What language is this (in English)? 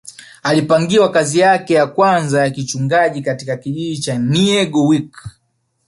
Swahili